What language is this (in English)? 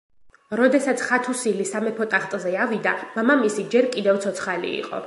Georgian